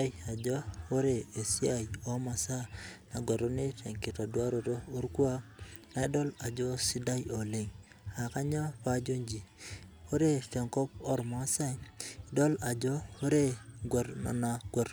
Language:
Masai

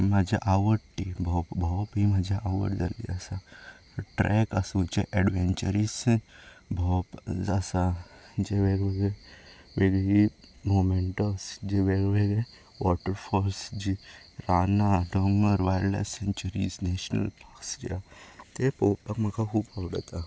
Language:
Konkani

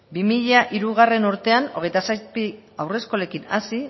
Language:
Basque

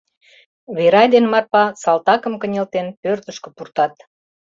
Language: Mari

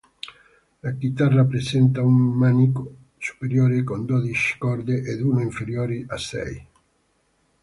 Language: Italian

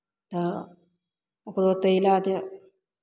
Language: Maithili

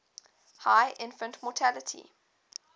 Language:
English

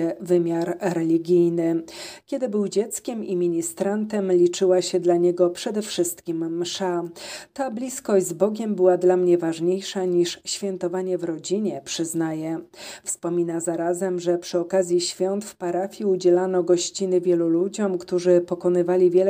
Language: Polish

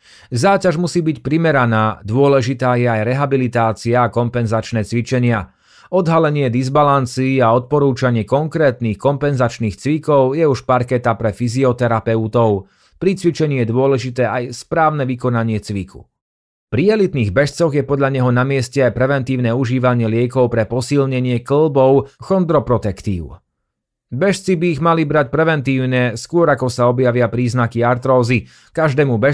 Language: Slovak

